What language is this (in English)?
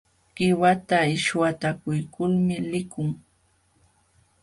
Jauja Wanca Quechua